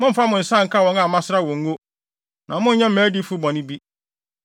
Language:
Akan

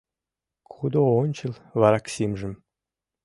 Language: Mari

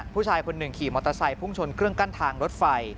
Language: Thai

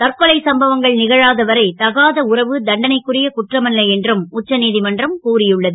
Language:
Tamil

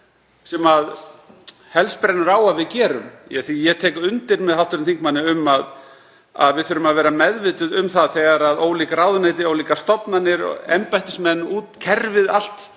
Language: Icelandic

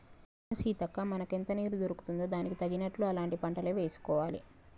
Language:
Telugu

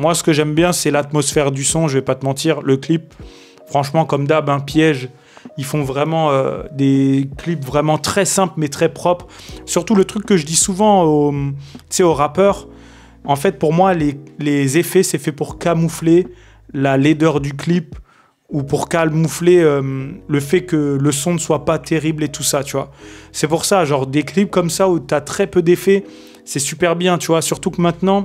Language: French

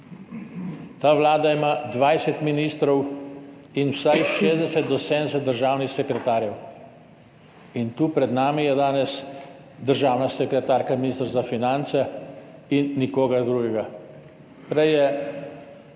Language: Slovenian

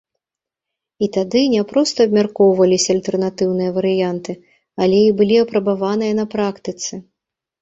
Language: Belarusian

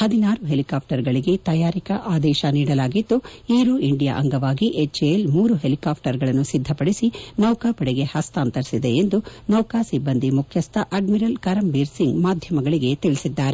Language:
Kannada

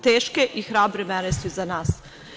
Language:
Serbian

